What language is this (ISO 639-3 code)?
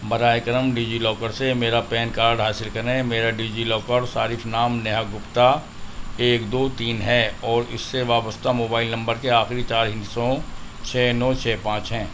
urd